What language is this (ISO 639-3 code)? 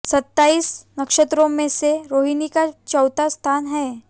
hin